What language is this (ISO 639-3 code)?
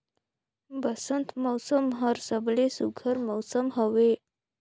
hne